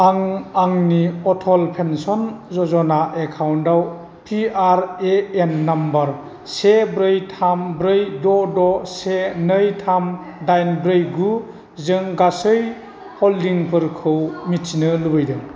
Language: Bodo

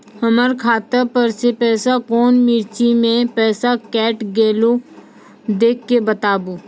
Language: Maithili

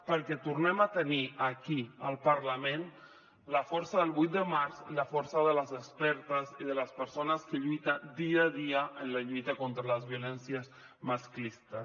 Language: Catalan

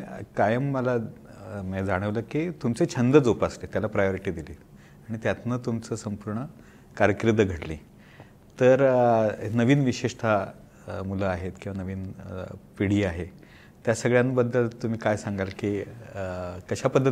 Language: Marathi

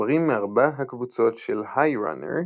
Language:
Hebrew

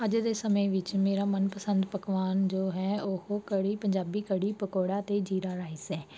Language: Punjabi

